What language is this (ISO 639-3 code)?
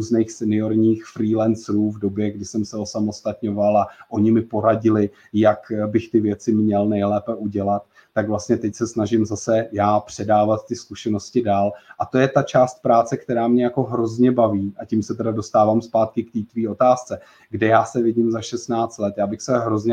ces